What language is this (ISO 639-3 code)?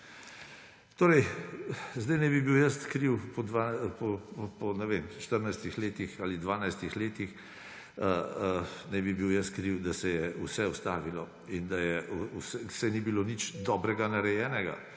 slv